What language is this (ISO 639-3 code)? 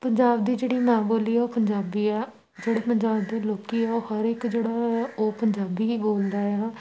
pan